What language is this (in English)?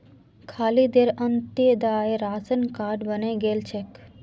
Magahi